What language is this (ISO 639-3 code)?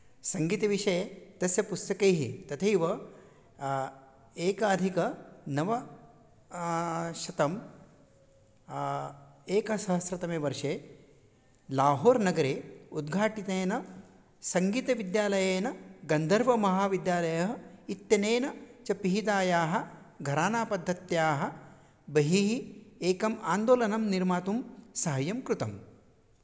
san